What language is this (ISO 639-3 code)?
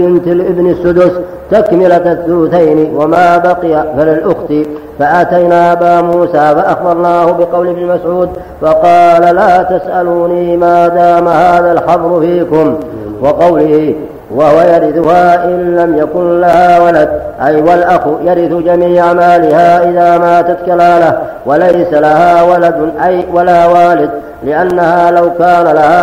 ara